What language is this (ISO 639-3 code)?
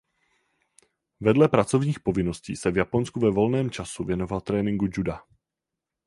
ces